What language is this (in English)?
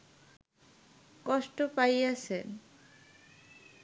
Bangla